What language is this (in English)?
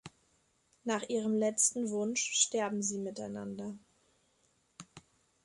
German